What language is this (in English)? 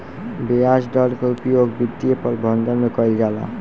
Bhojpuri